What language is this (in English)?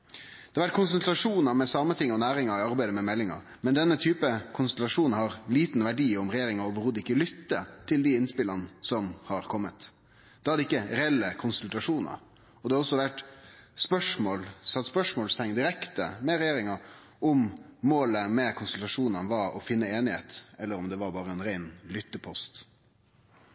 Norwegian Nynorsk